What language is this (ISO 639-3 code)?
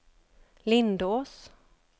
swe